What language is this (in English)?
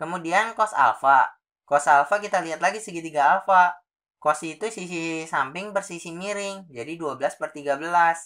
Indonesian